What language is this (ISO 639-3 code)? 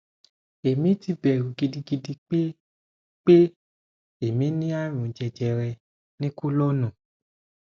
yor